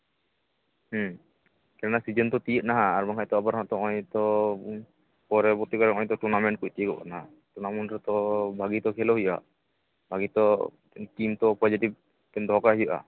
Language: Santali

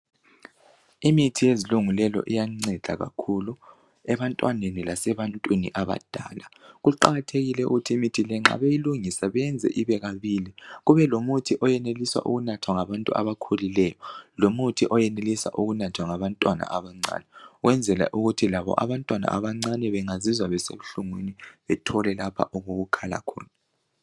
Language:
North Ndebele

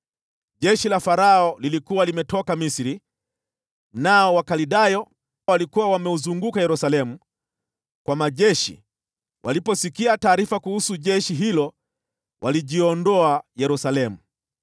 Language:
Swahili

